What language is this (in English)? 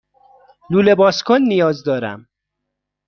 Persian